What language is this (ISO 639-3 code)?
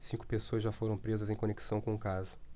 por